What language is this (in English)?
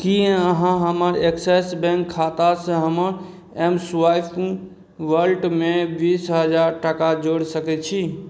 Maithili